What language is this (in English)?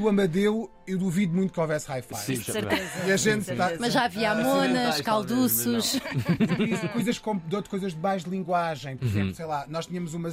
Portuguese